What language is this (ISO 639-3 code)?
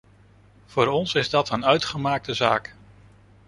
nld